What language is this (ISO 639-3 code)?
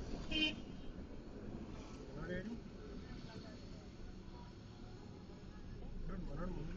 spa